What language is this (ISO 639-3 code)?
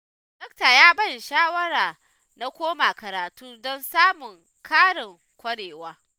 hau